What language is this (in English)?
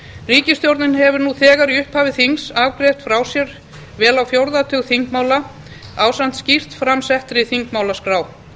Icelandic